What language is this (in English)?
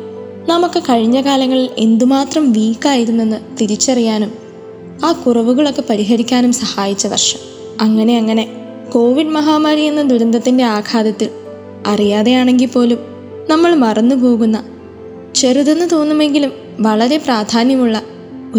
Malayalam